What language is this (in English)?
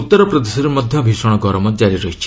Odia